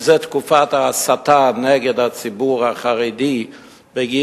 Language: Hebrew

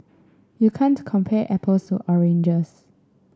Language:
English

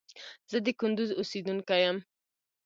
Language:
Pashto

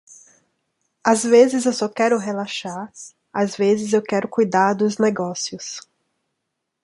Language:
Portuguese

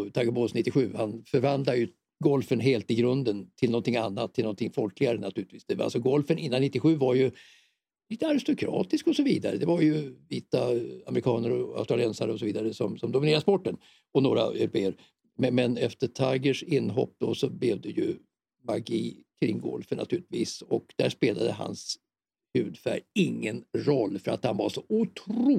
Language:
Swedish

